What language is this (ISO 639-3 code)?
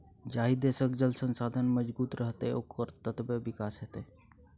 mai